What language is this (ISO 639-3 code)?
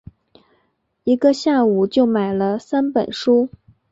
zho